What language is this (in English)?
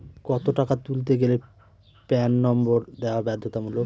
Bangla